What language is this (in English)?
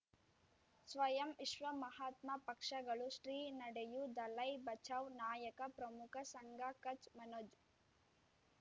Kannada